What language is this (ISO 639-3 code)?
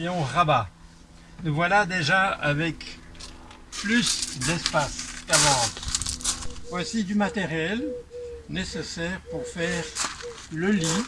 fra